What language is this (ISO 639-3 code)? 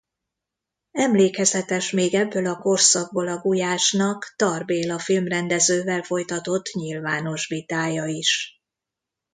hun